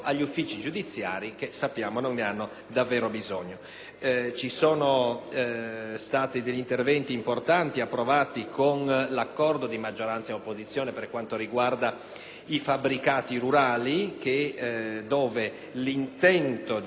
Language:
Italian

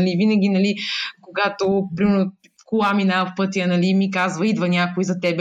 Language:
Bulgarian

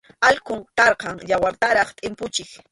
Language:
Arequipa-La Unión Quechua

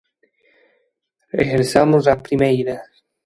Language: Galician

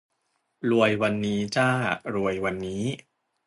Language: Thai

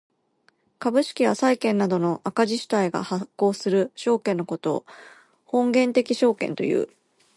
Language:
Japanese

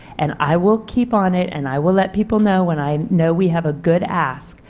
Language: English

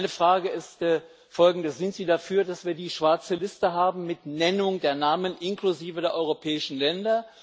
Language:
German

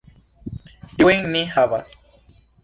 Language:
Esperanto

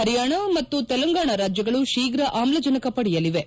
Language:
Kannada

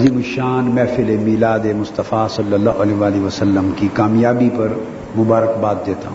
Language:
Urdu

